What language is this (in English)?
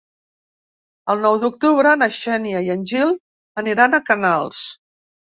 Catalan